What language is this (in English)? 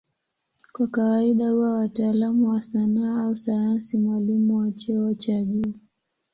Swahili